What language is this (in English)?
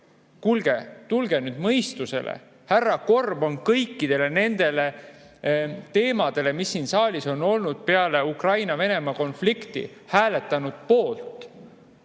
Estonian